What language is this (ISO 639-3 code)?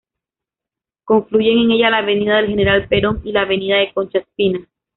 spa